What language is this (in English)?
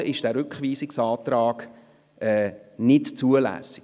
Swiss German